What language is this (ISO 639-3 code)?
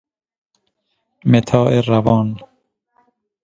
fas